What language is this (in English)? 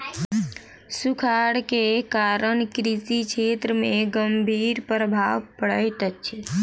Maithili